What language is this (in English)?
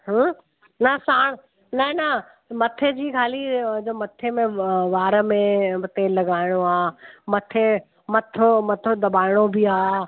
Sindhi